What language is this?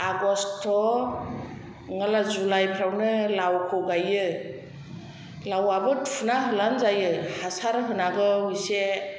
Bodo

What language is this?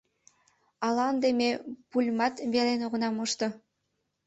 Mari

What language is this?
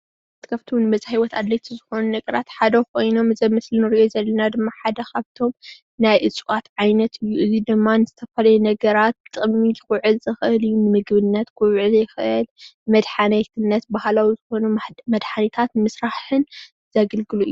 Tigrinya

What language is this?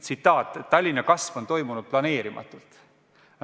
Estonian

